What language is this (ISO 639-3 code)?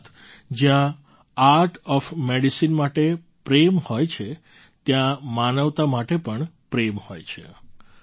guj